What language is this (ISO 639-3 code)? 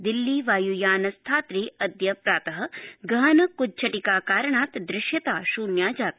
san